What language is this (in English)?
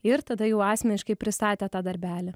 Lithuanian